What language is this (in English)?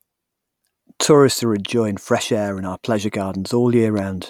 English